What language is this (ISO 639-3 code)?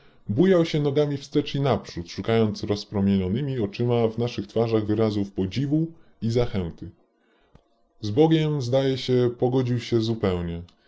pol